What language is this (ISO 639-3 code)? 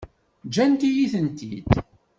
kab